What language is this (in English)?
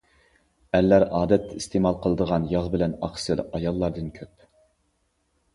Uyghur